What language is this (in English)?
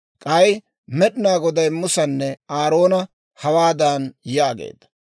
Dawro